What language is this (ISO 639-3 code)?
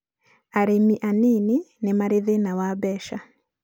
kik